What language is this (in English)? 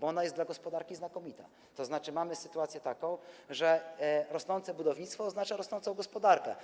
Polish